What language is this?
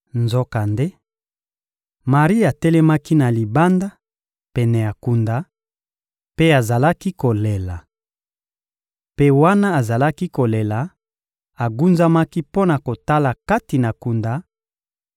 Lingala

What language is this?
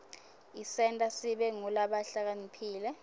Swati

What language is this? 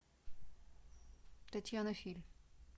Russian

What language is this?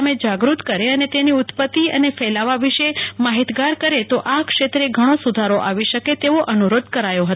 Gujarati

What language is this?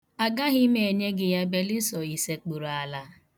Igbo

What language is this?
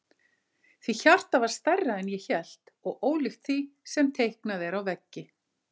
Icelandic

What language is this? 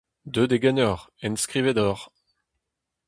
Breton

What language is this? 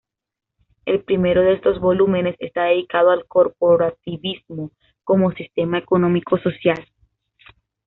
Spanish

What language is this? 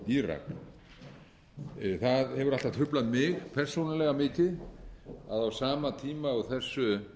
Icelandic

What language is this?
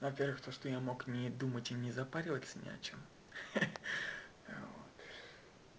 Russian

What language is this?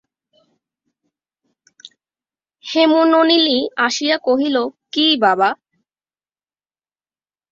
Bangla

